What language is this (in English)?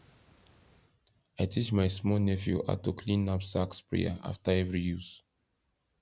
Nigerian Pidgin